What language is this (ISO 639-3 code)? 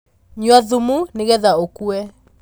kik